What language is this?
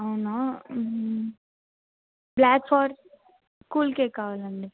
Telugu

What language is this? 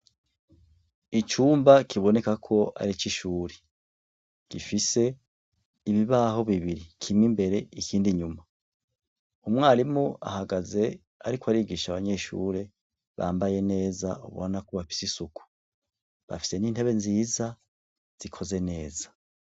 Rundi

